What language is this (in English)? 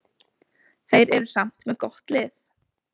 Icelandic